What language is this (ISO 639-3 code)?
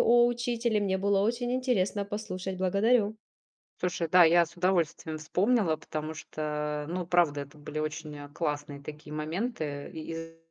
rus